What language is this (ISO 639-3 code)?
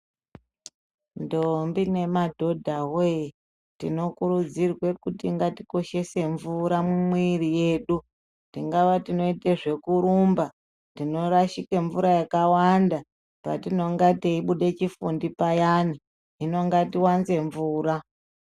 ndc